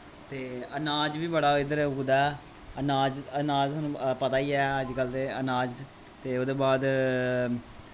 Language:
Dogri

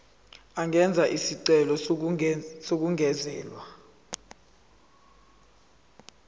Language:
Zulu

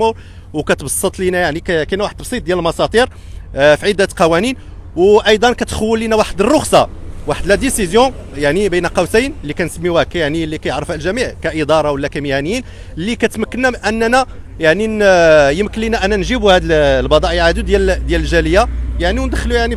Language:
Arabic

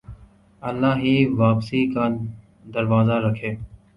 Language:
Urdu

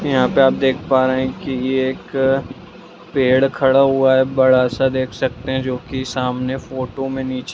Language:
Magahi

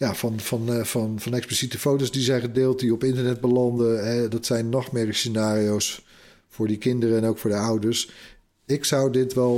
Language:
Dutch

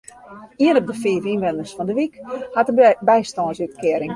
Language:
Western Frisian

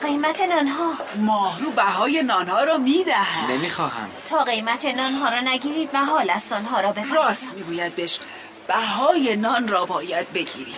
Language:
Persian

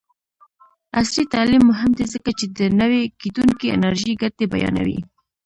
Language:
Pashto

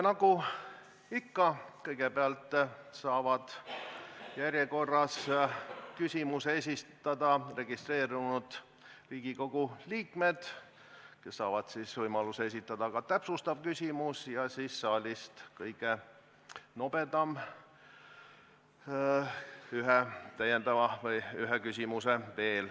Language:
Estonian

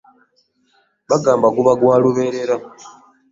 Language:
Ganda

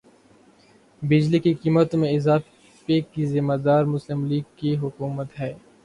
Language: Urdu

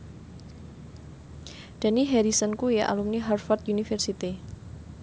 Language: Javanese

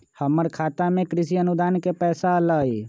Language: Magahi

